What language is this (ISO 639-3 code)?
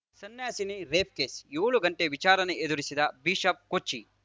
kan